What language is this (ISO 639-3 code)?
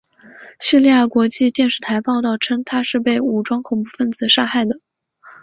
zho